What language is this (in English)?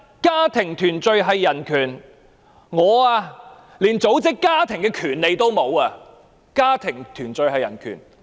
Cantonese